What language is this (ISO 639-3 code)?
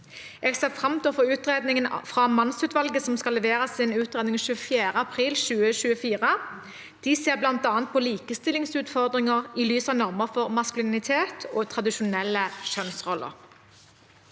nor